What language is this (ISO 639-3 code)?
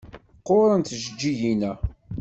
kab